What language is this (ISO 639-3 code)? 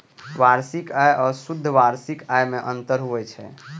mai